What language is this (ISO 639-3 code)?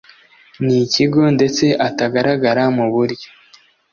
kin